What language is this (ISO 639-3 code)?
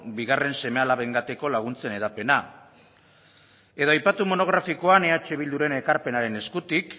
eus